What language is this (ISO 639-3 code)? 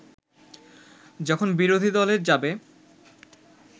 ben